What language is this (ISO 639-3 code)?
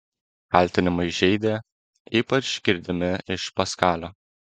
lit